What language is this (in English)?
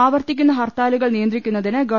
Malayalam